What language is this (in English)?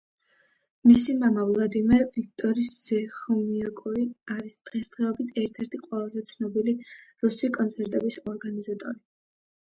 Georgian